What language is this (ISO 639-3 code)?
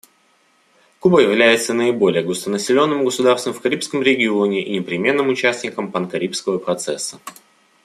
rus